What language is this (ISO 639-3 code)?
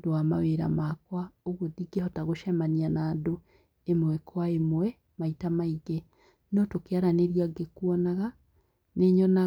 kik